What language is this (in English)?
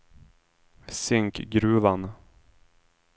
Swedish